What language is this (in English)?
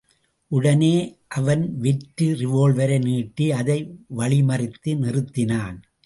Tamil